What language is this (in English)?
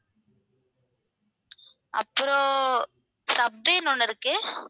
Tamil